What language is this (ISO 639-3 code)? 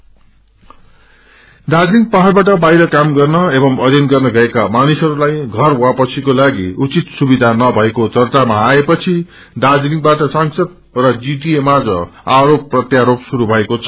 nep